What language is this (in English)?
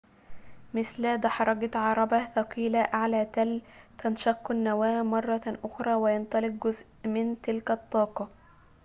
Arabic